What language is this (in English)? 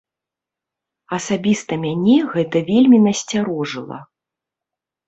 Belarusian